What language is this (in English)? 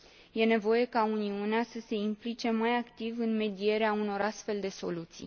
Romanian